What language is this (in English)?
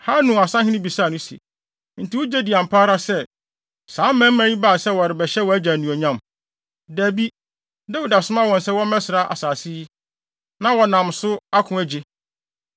Akan